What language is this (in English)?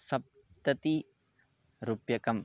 Sanskrit